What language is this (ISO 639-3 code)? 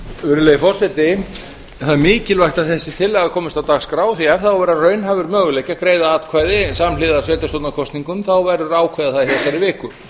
isl